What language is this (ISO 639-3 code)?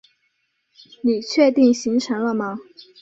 zho